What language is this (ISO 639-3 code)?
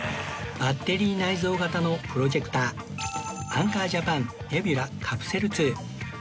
jpn